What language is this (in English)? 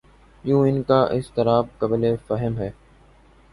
Urdu